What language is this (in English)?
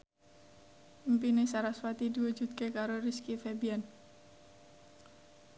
Javanese